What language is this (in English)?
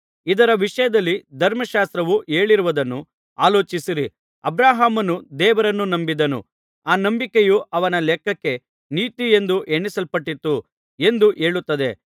Kannada